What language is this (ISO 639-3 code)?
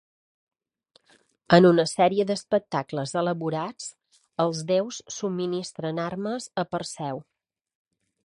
cat